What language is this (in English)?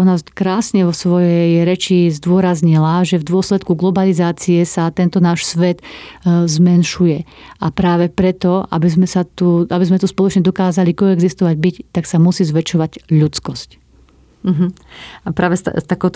Slovak